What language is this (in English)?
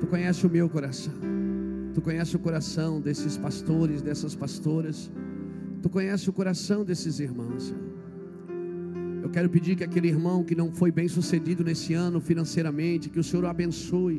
Portuguese